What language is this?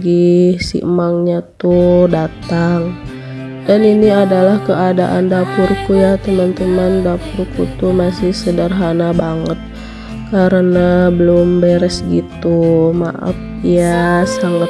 Indonesian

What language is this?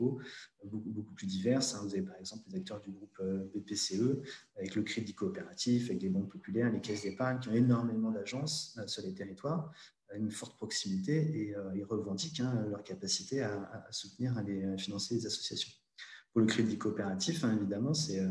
French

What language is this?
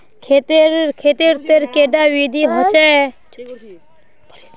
Magahi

